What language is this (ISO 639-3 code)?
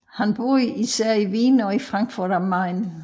dan